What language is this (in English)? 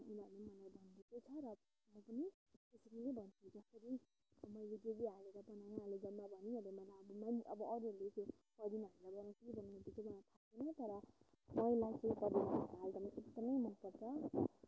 Nepali